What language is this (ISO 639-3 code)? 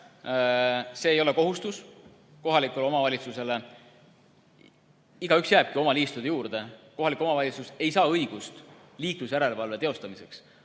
est